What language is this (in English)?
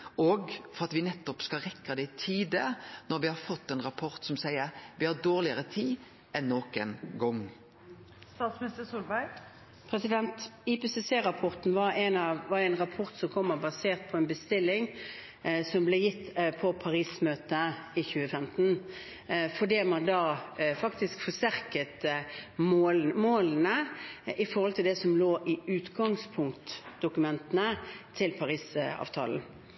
Norwegian